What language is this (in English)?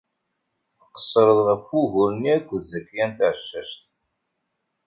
Kabyle